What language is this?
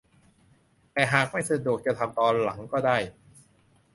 Thai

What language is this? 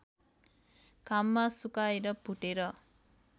Nepali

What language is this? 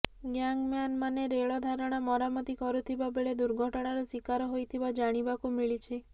Odia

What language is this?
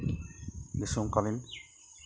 Santali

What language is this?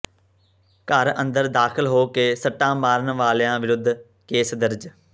Punjabi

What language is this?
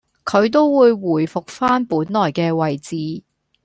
Cantonese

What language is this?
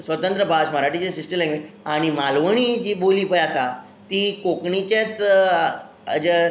Konkani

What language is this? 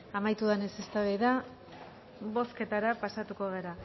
Basque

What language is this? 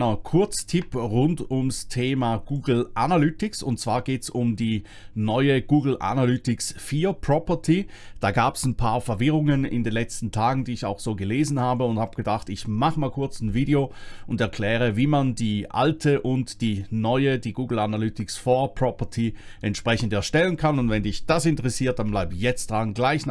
German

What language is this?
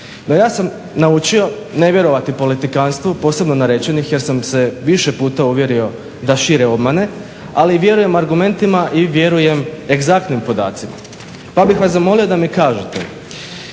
Croatian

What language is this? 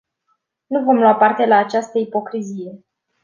Romanian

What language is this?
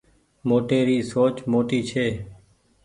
Goaria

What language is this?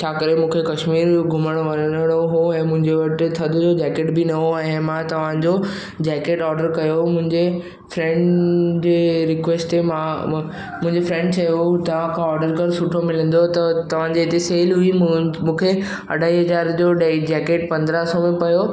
Sindhi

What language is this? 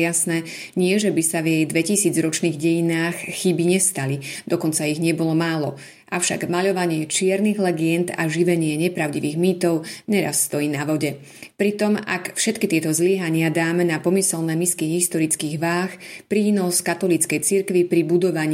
Slovak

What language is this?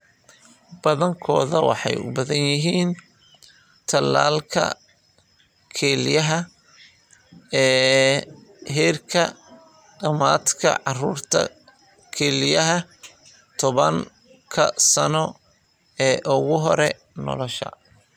Somali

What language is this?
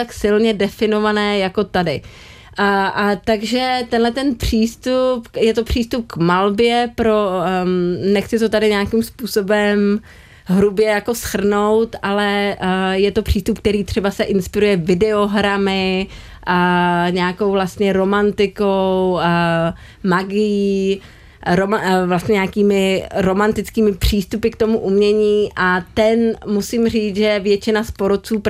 Czech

